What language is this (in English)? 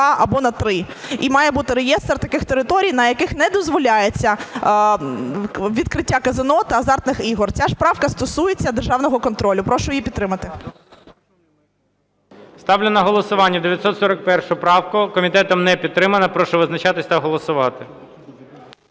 Ukrainian